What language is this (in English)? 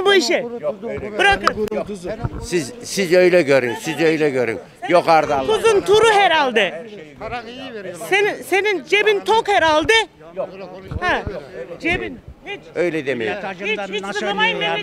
Turkish